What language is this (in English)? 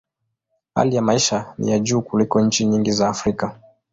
Swahili